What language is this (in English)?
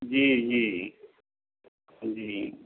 Maithili